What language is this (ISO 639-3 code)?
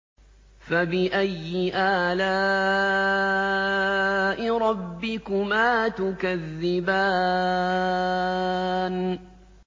ara